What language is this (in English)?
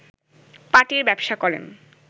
Bangla